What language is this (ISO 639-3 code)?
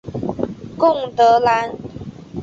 zho